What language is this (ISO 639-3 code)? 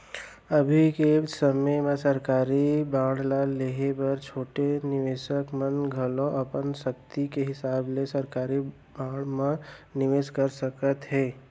hne